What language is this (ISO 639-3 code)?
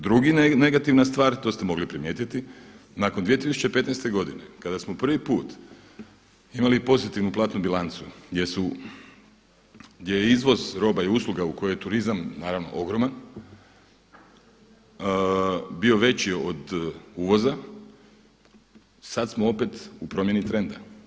hrv